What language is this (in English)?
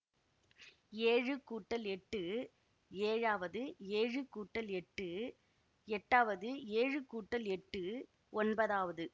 Tamil